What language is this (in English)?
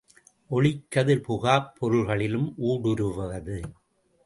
Tamil